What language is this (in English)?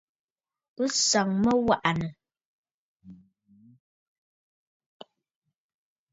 Bafut